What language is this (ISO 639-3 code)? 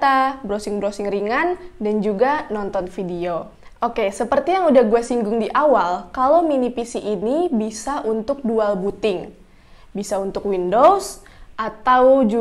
ind